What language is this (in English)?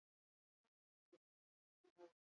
Basque